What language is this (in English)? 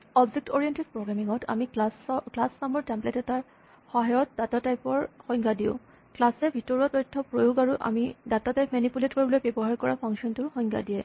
Assamese